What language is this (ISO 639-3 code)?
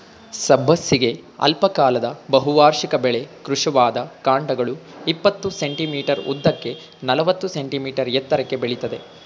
kan